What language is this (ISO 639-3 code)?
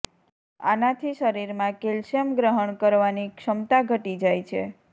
guj